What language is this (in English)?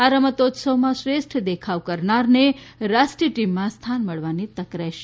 Gujarati